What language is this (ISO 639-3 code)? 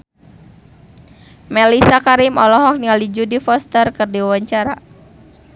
sun